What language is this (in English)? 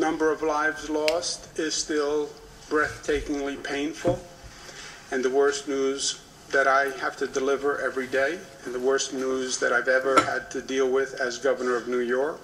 English